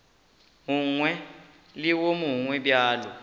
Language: Northern Sotho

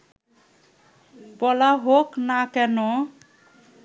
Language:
Bangla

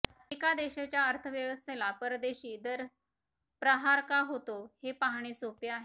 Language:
Marathi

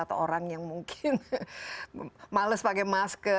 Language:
Indonesian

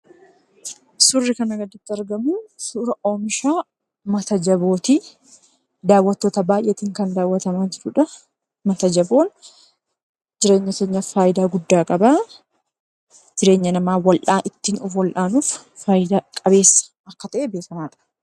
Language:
Oromo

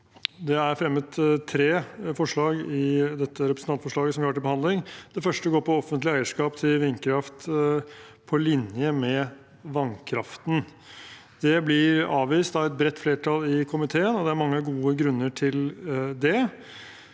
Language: Norwegian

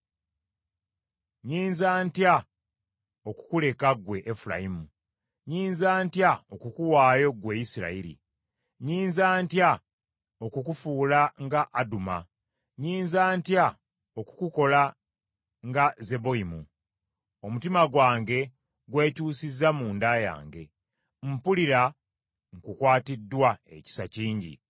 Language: Ganda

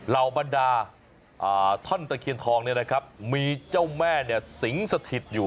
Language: Thai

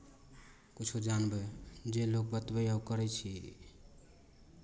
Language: Maithili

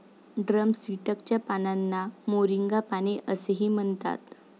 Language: Marathi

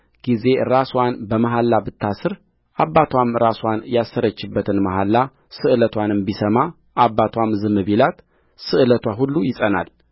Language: Amharic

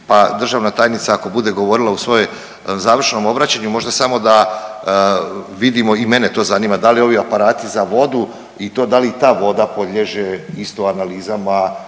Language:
Croatian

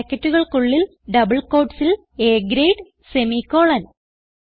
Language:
Malayalam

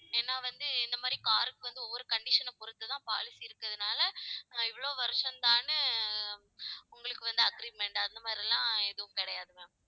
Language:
Tamil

